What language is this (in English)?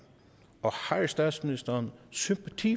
Danish